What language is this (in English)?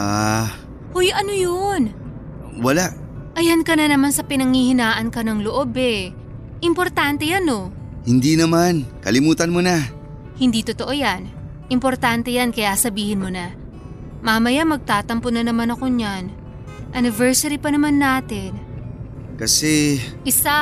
Filipino